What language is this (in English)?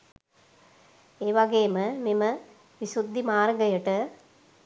Sinhala